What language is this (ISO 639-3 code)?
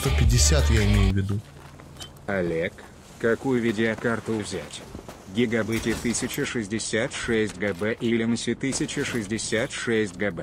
rus